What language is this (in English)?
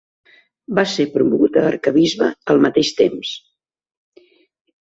Catalan